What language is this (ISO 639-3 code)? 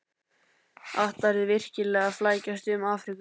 isl